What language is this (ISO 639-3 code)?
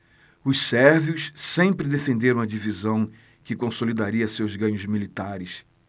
por